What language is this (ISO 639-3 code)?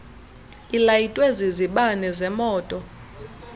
xho